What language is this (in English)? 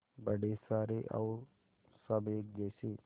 Hindi